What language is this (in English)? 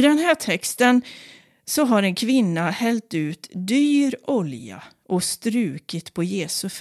Swedish